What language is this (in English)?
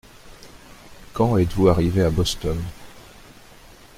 French